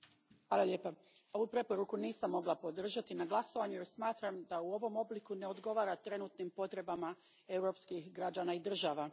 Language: Croatian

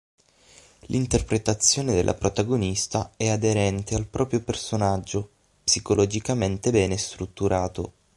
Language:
Italian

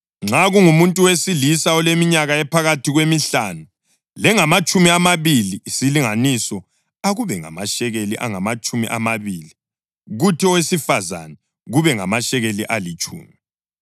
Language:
North Ndebele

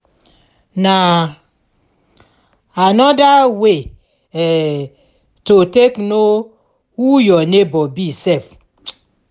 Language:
Nigerian Pidgin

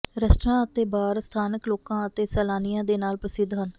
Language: Punjabi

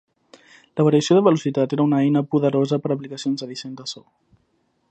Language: Catalan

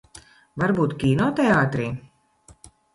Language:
Latvian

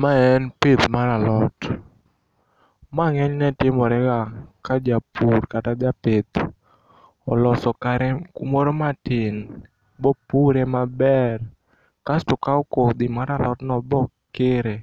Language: Luo (Kenya and Tanzania)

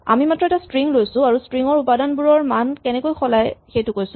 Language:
Assamese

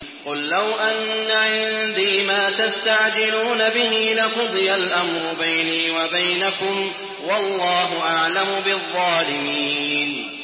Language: Arabic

